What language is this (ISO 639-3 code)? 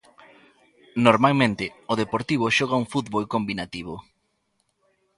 glg